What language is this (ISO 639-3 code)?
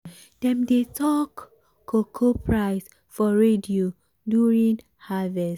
pcm